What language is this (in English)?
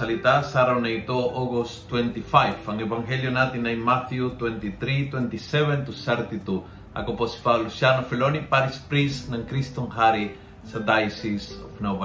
Filipino